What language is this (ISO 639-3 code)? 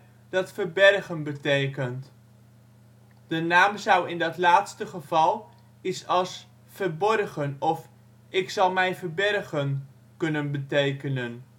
nld